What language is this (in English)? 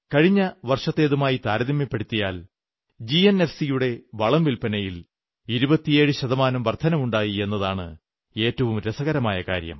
Malayalam